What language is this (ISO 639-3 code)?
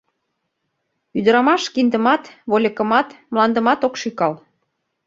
chm